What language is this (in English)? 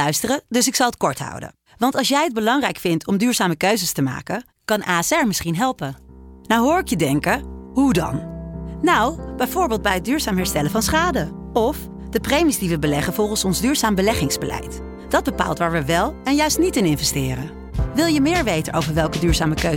Dutch